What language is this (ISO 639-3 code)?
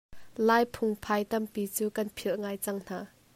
cnh